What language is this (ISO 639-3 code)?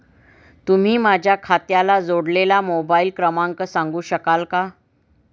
mar